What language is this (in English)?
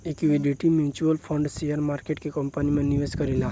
Bhojpuri